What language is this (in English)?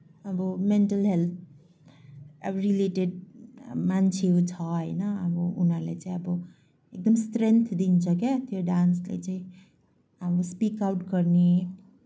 Nepali